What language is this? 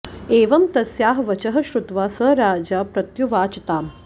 Sanskrit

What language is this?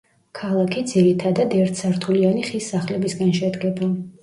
Georgian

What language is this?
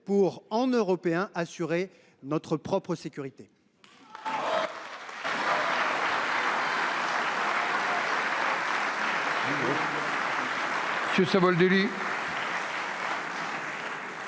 French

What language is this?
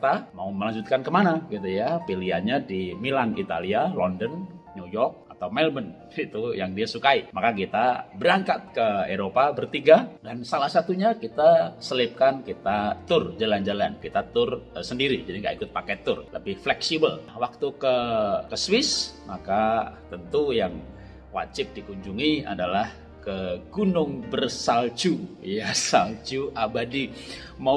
Indonesian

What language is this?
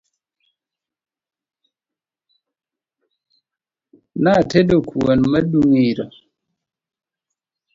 Luo (Kenya and Tanzania)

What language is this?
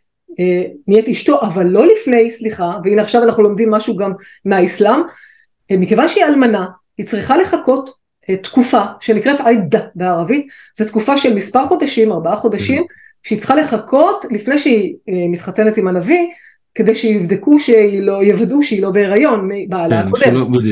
Hebrew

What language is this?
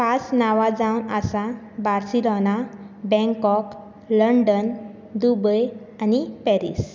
Konkani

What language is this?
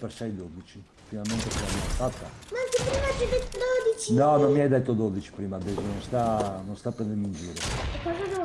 Italian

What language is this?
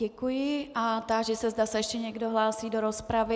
Czech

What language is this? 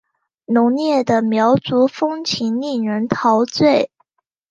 Chinese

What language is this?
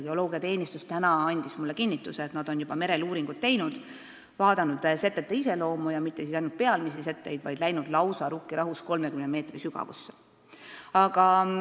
Estonian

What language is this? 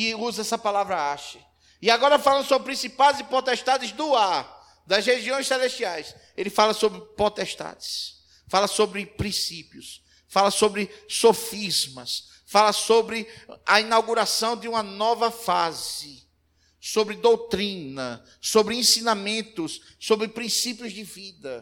Portuguese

